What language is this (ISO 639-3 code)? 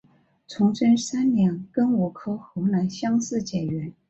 zho